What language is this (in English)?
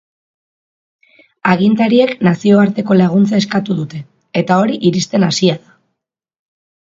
Basque